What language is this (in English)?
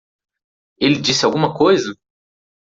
Portuguese